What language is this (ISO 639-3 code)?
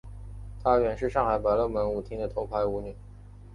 zho